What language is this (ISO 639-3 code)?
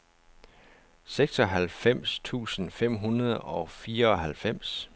dan